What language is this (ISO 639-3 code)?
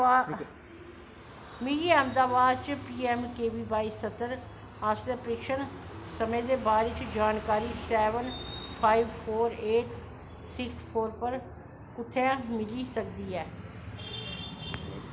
doi